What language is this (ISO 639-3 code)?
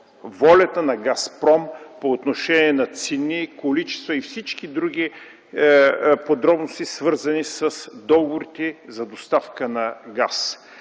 bul